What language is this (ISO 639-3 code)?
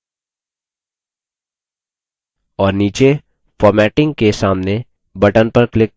hin